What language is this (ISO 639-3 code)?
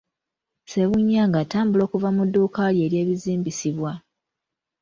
lug